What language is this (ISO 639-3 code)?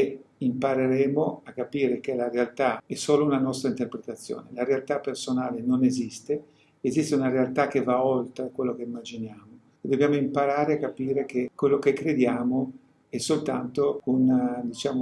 ita